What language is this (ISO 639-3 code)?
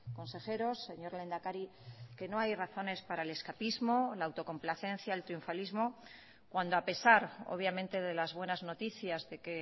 spa